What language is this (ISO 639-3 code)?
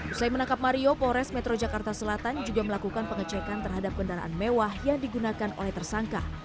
ind